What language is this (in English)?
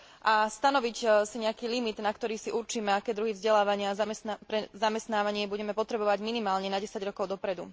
Slovak